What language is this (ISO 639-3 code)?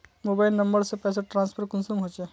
mag